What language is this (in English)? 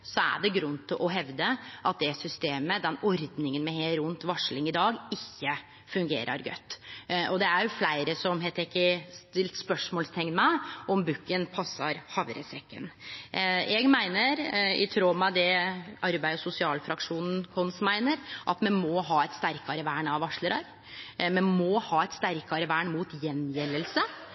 Norwegian Nynorsk